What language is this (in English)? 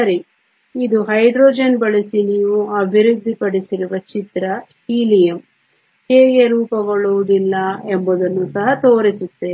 Kannada